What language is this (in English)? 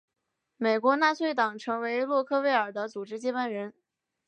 Chinese